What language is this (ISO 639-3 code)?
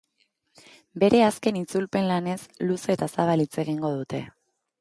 eus